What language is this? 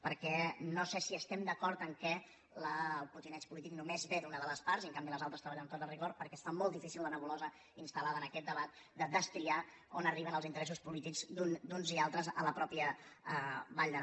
Catalan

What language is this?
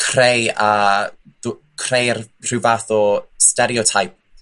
Welsh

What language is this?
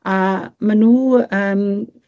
Welsh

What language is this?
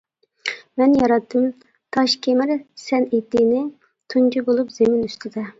Uyghur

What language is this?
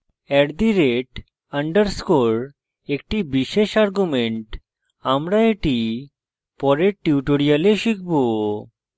Bangla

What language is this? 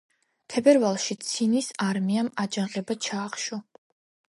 Georgian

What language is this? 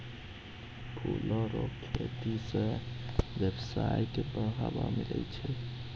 Maithili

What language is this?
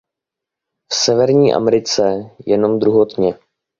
Czech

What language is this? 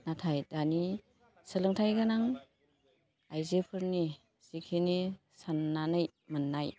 Bodo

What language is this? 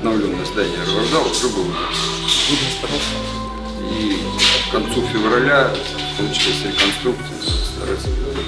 Russian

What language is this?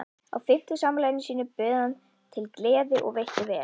Icelandic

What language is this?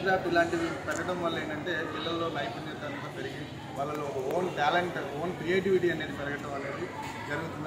Telugu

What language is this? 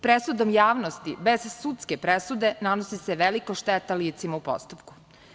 Serbian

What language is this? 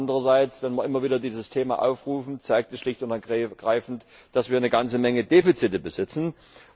German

